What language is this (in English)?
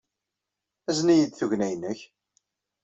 Kabyle